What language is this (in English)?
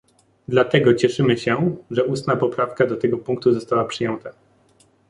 Polish